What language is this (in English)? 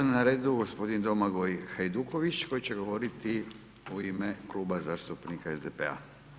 Croatian